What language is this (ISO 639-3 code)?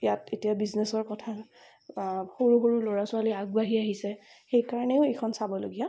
asm